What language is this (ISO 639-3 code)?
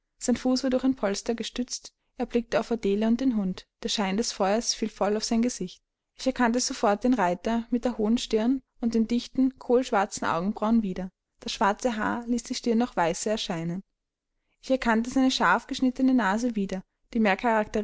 deu